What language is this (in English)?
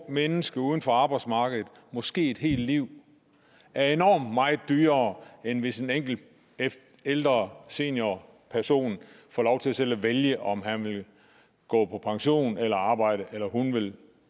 Danish